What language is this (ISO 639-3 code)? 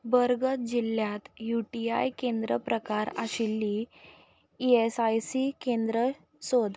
kok